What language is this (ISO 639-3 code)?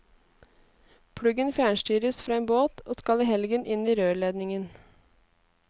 nor